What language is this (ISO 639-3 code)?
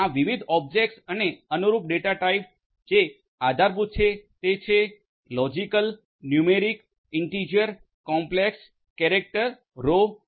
guj